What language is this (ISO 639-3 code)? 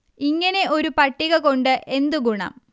mal